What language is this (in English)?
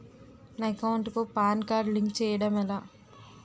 Telugu